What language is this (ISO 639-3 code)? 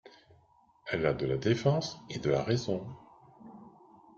fra